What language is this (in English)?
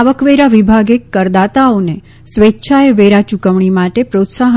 Gujarati